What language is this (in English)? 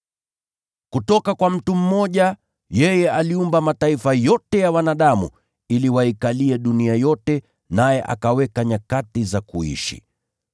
Swahili